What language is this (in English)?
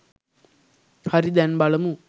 Sinhala